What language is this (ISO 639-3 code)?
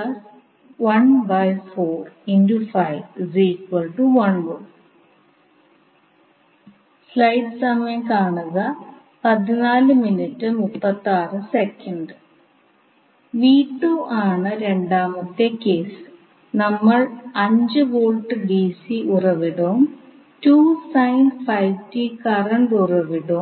mal